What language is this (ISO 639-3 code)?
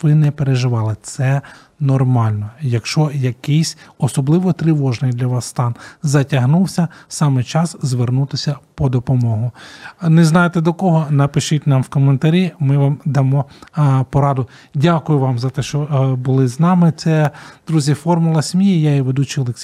ukr